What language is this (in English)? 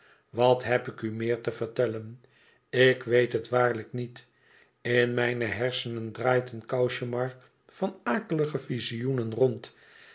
Dutch